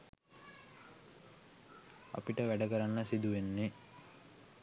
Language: Sinhala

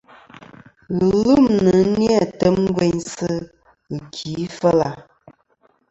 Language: Kom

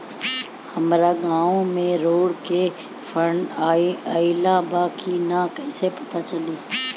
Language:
Bhojpuri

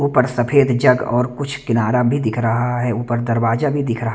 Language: Hindi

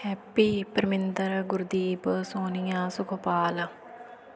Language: Punjabi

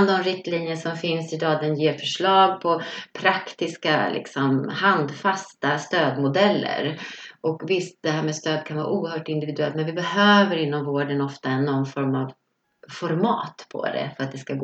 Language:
Swedish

